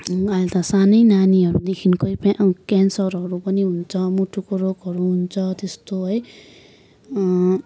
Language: Nepali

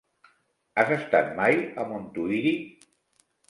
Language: Catalan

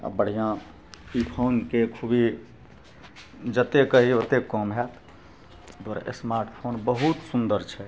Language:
Maithili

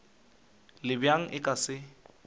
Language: Northern Sotho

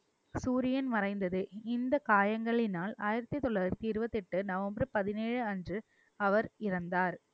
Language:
Tamil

